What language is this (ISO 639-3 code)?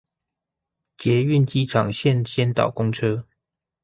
zho